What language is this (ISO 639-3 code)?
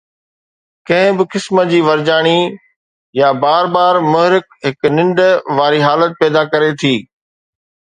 snd